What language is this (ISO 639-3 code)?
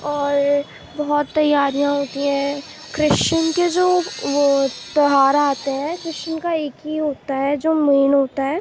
urd